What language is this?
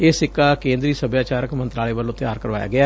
Punjabi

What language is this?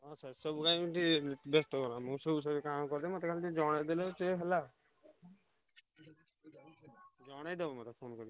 Odia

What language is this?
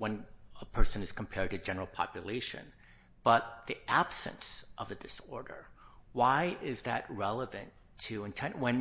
English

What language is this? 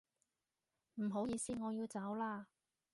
Cantonese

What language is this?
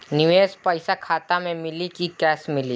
Bhojpuri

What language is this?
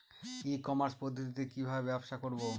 Bangla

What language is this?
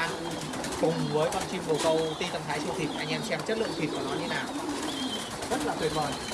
Vietnamese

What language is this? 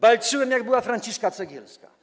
Polish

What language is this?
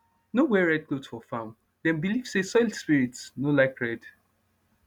Nigerian Pidgin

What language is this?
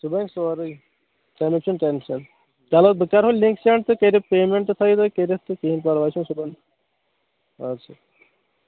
Kashmiri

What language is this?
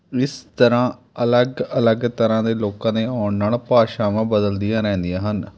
Punjabi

